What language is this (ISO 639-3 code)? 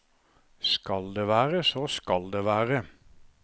nor